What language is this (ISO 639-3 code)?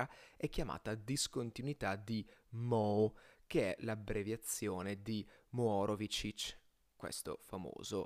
ita